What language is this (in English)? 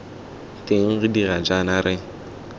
Tswana